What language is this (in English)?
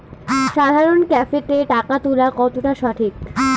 Bangla